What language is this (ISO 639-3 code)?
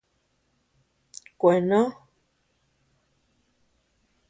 cux